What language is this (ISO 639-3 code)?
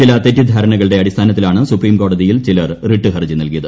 mal